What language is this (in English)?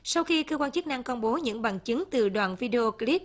Vietnamese